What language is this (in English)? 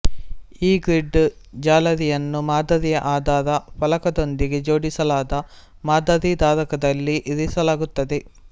Kannada